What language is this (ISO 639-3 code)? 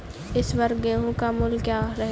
hin